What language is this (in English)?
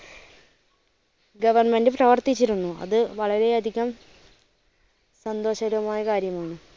Malayalam